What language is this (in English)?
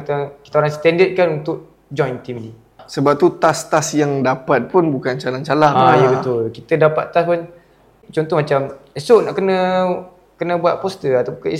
Malay